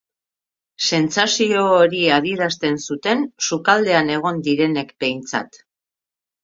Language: Basque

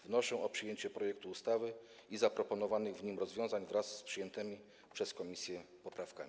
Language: Polish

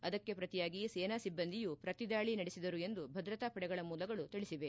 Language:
Kannada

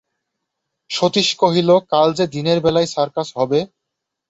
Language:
Bangla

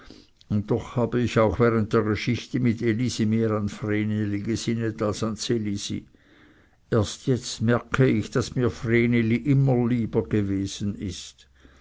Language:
German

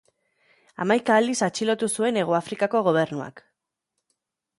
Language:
Basque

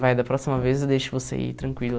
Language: Portuguese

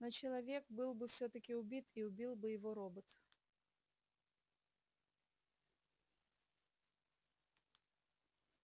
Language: Russian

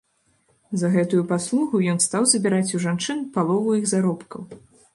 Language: Belarusian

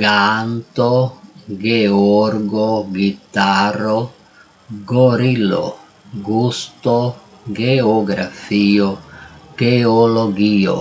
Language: Italian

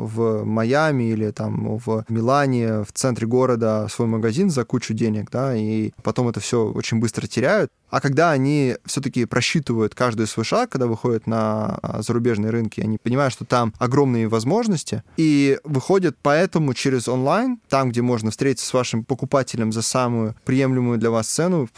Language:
Russian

